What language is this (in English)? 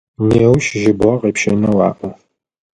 Adyghe